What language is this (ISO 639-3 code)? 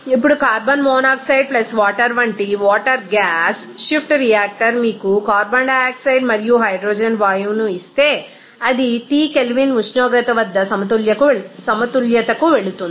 tel